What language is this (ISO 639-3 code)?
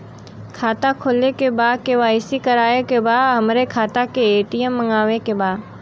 bho